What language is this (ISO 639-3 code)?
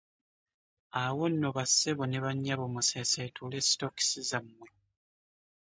lug